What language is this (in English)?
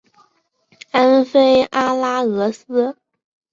Chinese